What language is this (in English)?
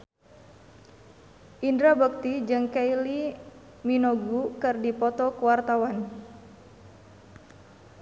Sundanese